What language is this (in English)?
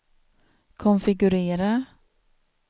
Swedish